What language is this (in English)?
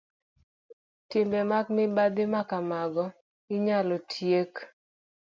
Luo (Kenya and Tanzania)